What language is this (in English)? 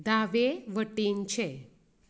Konkani